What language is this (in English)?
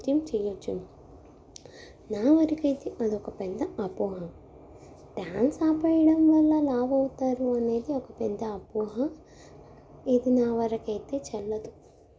Telugu